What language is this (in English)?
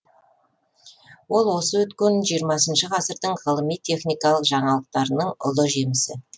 Kazakh